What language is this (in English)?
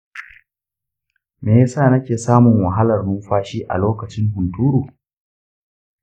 Hausa